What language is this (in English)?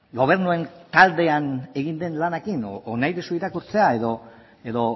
Basque